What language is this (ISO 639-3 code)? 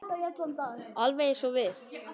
isl